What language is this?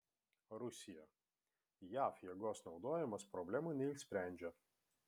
Lithuanian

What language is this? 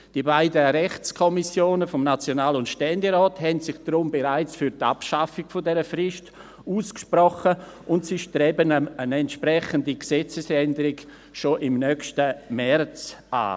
Swiss German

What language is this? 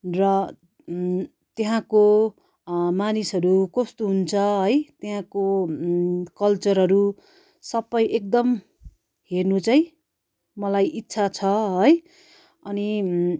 Nepali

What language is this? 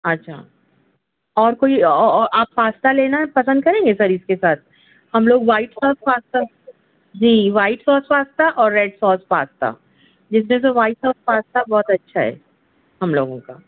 Urdu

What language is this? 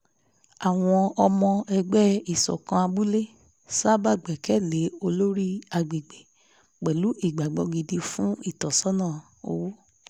Yoruba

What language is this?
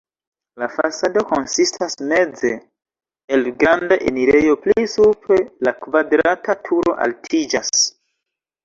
Esperanto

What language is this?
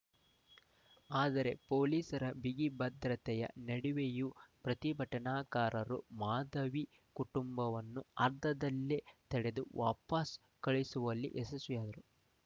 Kannada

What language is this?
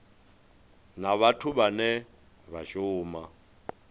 Venda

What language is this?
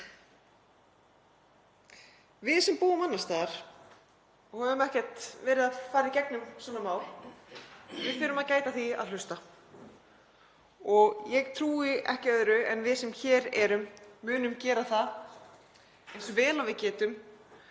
Icelandic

